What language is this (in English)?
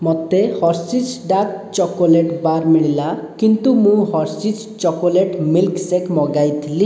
Odia